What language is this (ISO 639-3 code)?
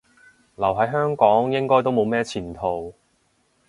yue